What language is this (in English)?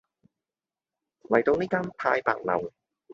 Cantonese